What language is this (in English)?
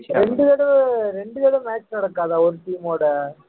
Tamil